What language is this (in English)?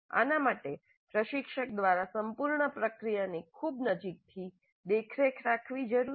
Gujarati